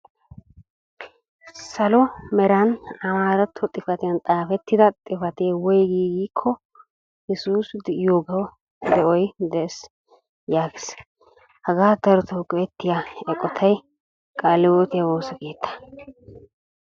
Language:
Wolaytta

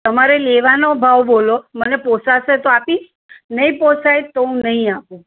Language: Gujarati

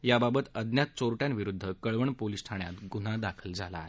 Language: Marathi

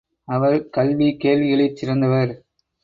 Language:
Tamil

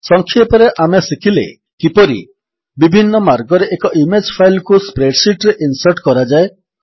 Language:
Odia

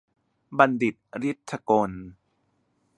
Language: Thai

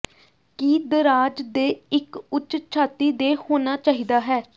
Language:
Punjabi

